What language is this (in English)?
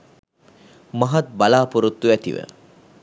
Sinhala